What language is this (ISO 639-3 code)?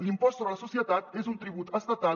cat